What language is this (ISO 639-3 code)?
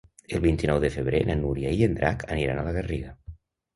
cat